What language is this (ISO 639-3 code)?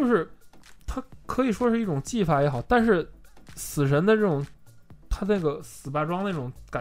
zho